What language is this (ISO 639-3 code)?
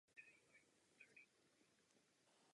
ces